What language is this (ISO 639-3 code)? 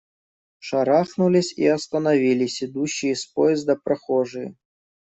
rus